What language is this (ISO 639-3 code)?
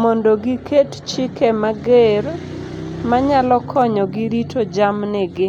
luo